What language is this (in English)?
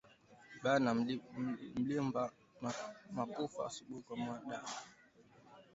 Swahili